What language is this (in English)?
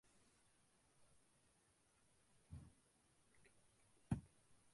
Tamil